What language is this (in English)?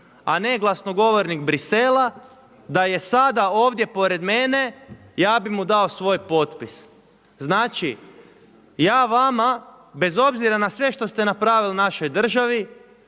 Croatian